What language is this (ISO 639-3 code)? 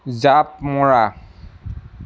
asm